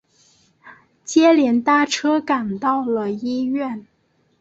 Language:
Chinese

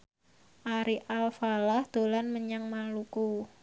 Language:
Javanese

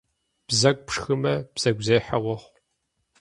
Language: Kabardian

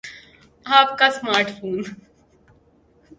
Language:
Urdu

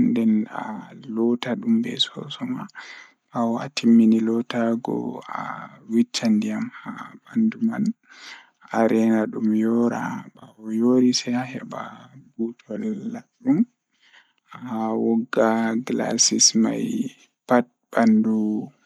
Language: Fula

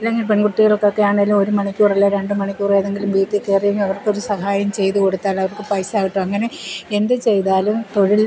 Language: Malayalam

